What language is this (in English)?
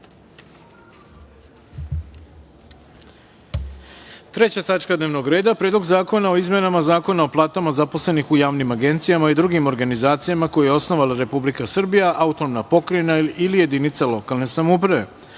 Serbian